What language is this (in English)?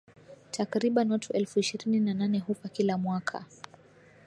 Swahili